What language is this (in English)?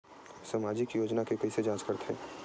Chhattisgarhi